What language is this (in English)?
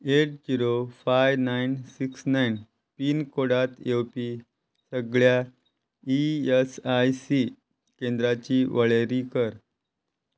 Konkani